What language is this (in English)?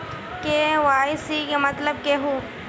Magahi